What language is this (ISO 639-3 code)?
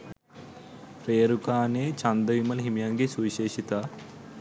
sin